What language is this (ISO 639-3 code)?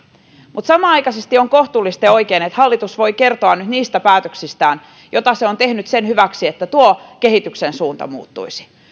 fin